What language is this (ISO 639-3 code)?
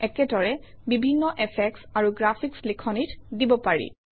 asm